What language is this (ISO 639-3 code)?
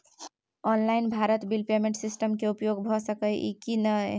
mai